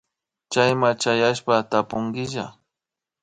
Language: Imbabura Highland Quichua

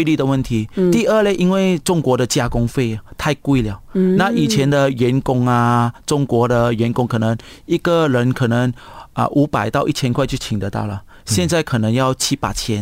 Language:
Chinese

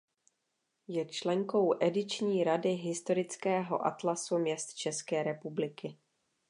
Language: Czech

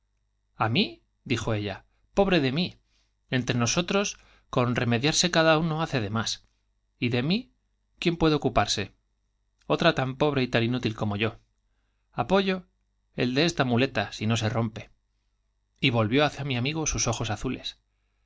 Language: Spanish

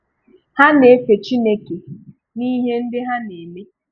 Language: Igbo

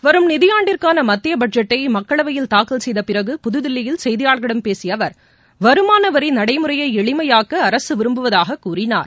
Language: Tamil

